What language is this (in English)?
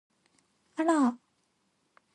Japanese